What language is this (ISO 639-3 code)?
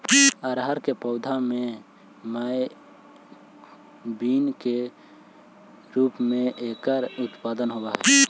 mag